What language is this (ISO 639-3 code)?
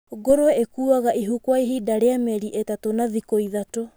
kik